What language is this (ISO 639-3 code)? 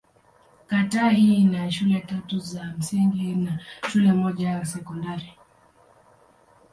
swa